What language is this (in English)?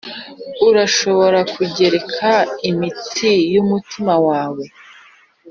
Kinyarwanda